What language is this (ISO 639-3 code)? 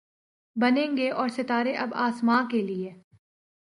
urd